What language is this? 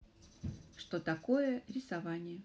Russian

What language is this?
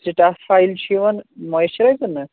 Kashmiri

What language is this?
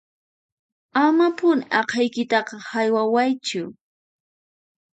Puno Quechua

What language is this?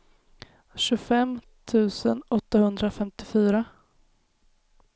Swedish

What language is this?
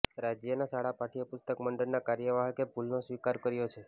Gujarati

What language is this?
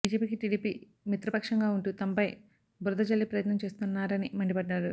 Telugu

